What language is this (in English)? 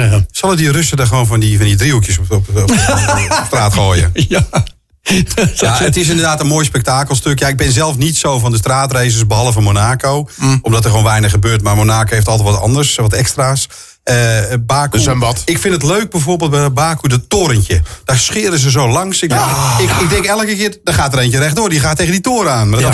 Dutch